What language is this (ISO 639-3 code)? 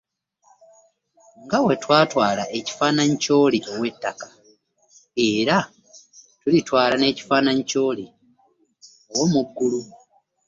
lug